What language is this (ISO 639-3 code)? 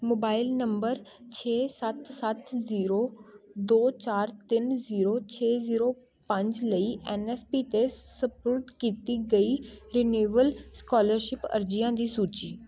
pan